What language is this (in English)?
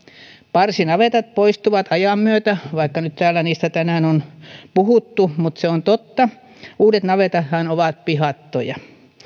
Finnish